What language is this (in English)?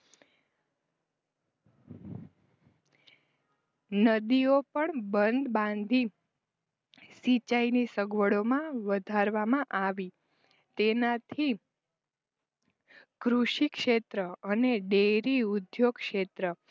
Gujarati